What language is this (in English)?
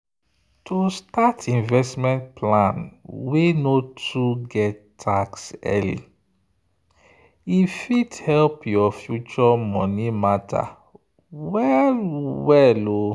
Nigerian Pidgin